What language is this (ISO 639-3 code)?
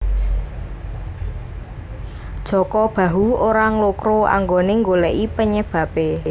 jav